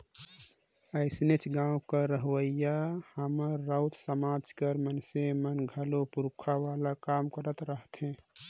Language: Chhattisgarhi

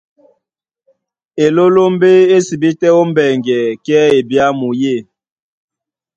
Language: Duala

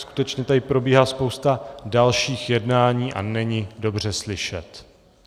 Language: Czech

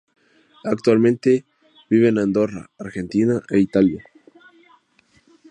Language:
Spanish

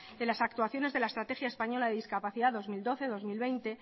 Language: Spanish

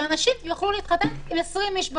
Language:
Hebrew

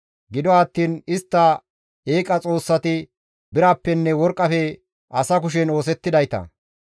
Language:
Gamo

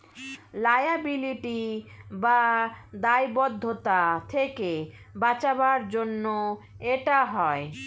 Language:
Bangla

